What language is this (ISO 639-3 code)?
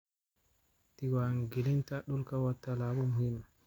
som